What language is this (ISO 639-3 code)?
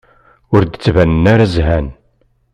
kab